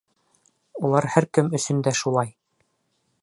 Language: Bashkir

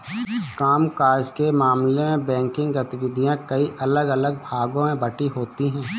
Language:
Hindi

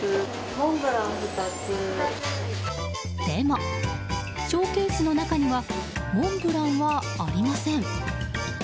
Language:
Japanese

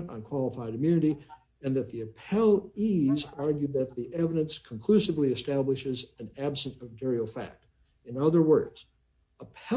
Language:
English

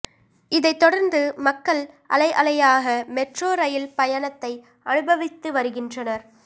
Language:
Tamil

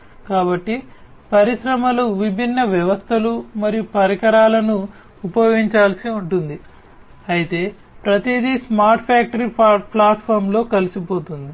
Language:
Telugu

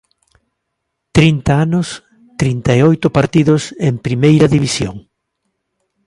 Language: Galician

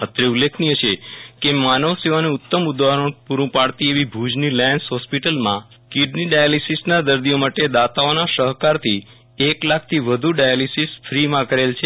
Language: Gujarati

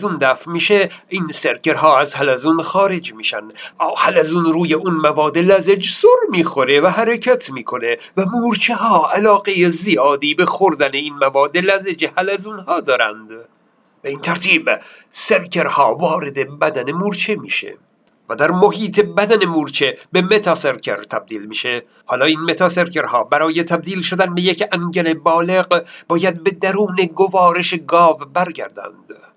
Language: Persian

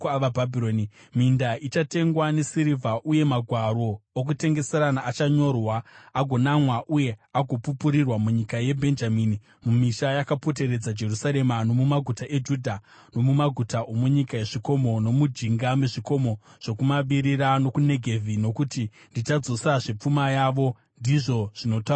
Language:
Shona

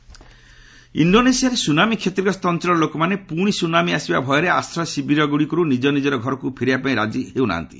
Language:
Odia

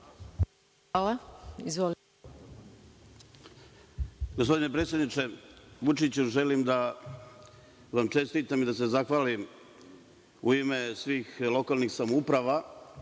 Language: Serbian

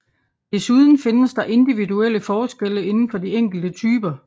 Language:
Danish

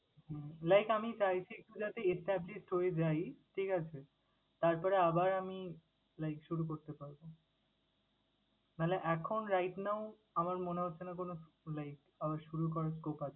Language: Bangla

